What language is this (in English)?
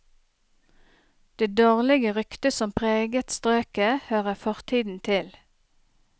Norwegian